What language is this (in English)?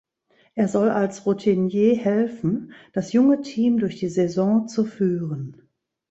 German